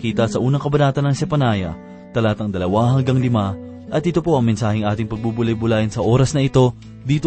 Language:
Filipino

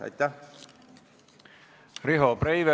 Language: Estonian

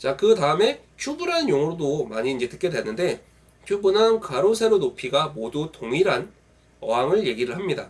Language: Korean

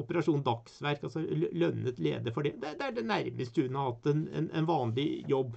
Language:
Norwegian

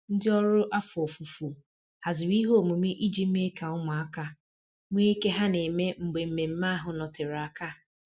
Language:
Igbo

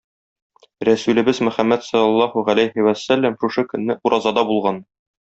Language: Tatar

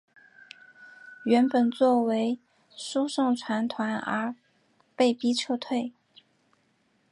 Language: Chinese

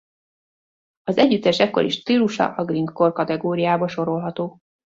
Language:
Hungarian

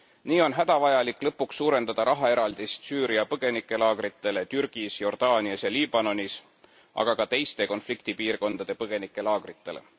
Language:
Estonian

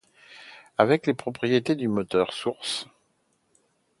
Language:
French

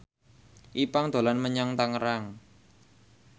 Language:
Javanese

